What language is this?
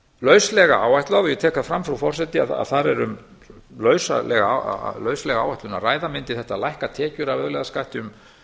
Icelandic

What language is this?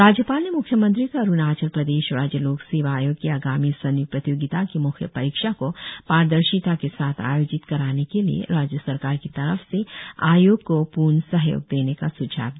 Hindi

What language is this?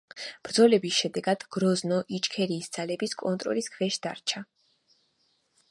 Georgian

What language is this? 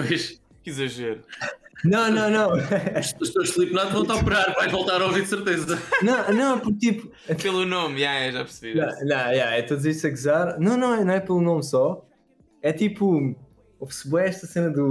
Portuguese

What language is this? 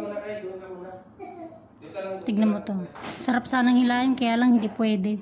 Filipino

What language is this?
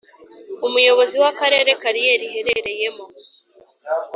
Kinyarwanda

